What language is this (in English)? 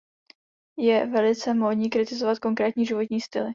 Czech